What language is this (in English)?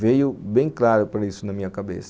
Portuguese